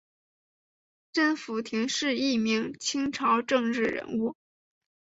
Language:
Chinese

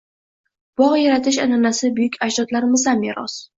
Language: Uzbek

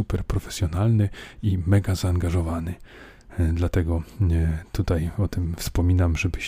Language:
Polish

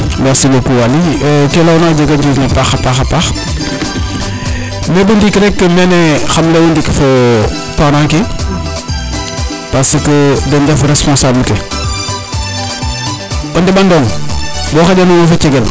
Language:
Serer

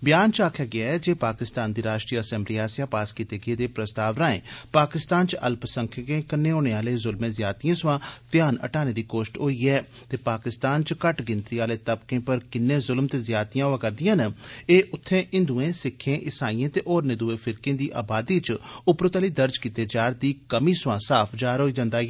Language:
Dogri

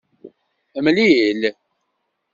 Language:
Kabyle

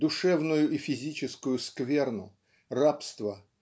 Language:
Russian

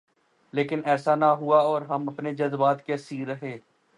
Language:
Urdu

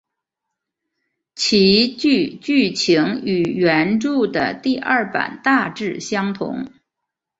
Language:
Chinese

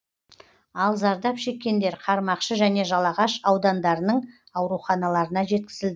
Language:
Kazakh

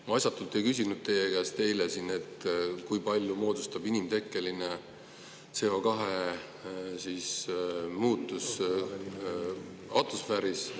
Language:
Estonian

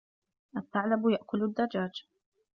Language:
Arabic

